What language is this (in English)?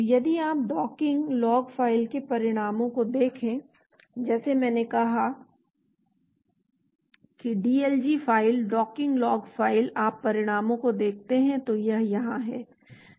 Hindi